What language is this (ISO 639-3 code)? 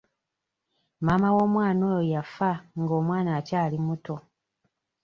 lug